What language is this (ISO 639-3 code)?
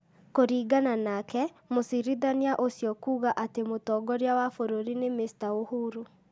kik